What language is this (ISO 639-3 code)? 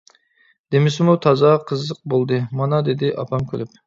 uig